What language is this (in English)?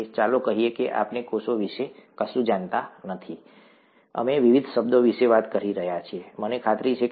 Gujarati